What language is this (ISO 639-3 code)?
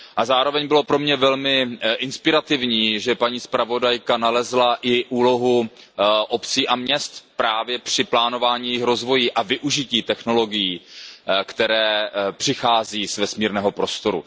ces